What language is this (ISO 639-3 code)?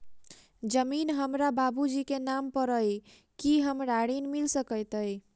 mai